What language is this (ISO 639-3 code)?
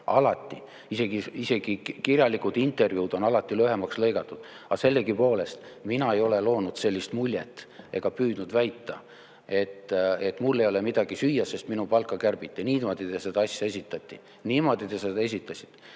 est